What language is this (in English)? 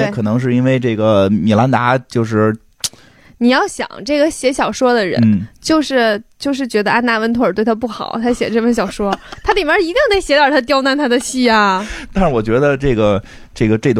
Chinese